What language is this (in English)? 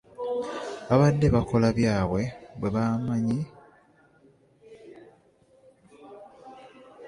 Ganda